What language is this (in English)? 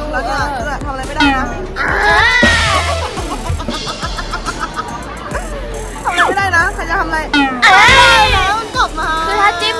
Thai